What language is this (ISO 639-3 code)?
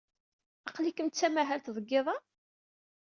kab